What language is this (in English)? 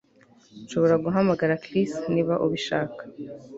Kinyarwanda